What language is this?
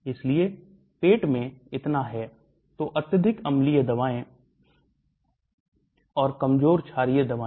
Hindi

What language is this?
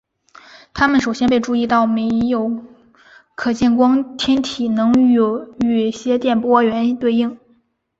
Chinese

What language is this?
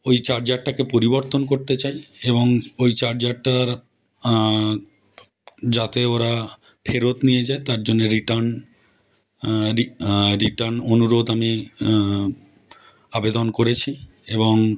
Bangla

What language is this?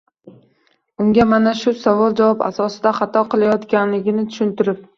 Uzbek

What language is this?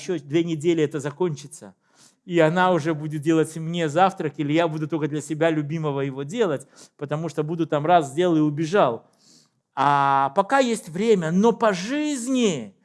Russian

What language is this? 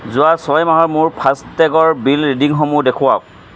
Assamese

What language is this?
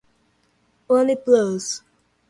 Portuguese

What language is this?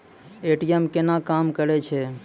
Maithili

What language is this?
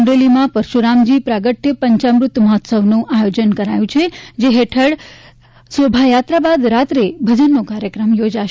Gujarati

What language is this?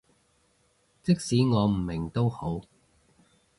Cantonese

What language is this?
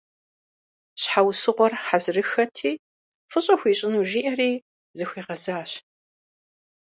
Kabardian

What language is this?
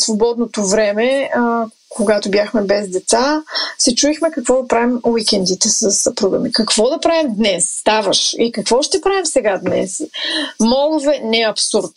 Bulgarian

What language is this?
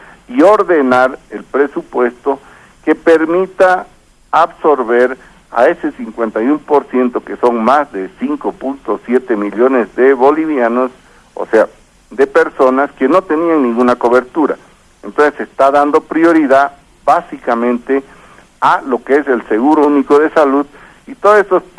Spanish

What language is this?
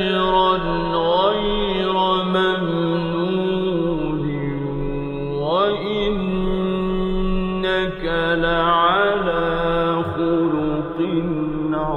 Arabic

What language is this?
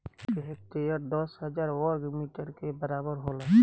Bhojpuri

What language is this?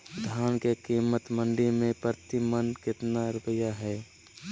Magahi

